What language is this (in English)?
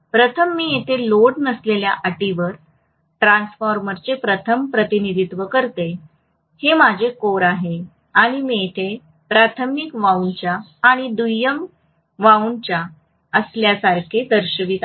Marathi